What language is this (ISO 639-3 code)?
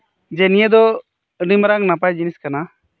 sat